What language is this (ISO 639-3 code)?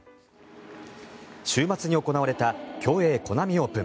jpn